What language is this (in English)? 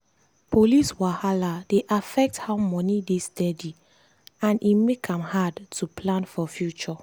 Nigerian Pidgin